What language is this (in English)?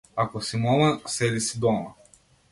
Macedonian